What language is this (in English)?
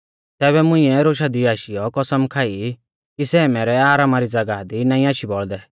Mahasu Pahari